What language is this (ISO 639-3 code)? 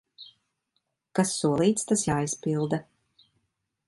lav